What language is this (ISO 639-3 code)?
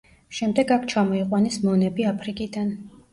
kat